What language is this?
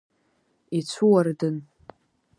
Abkhazian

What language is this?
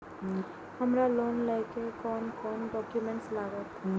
Maithili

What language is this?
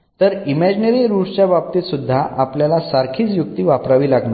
Marathi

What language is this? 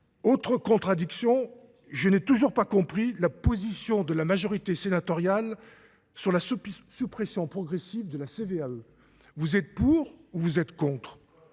French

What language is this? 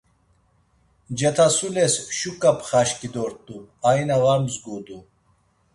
Laz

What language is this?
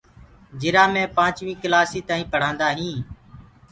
Gurgula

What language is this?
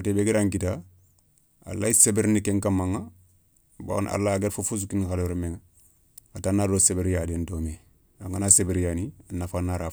Soninke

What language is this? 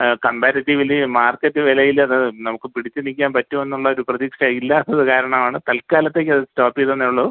Malayalam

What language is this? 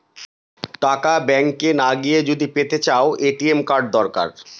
Bangla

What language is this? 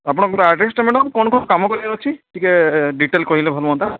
Odia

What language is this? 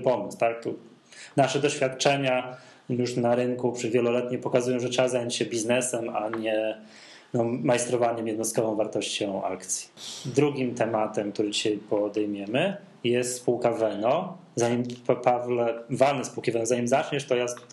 Polish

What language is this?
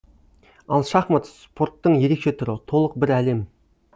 Kazakh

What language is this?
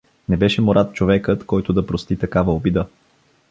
Bulgarian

